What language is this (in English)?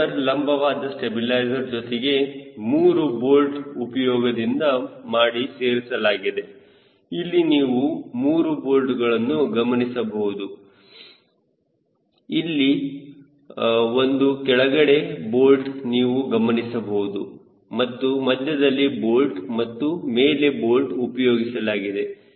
Kannada